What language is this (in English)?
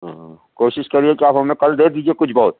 Urdu